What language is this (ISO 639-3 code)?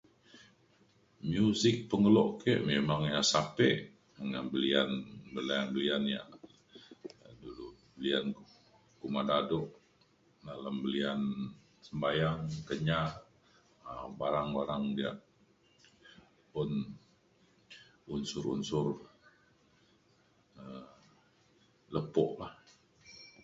xkl